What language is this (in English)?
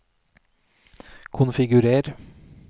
Norwegian